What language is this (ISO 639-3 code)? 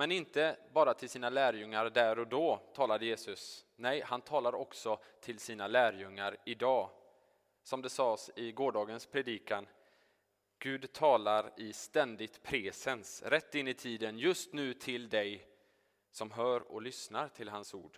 swe